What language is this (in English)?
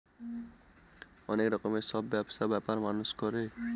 Bangla